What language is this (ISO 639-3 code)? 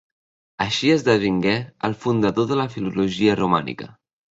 cat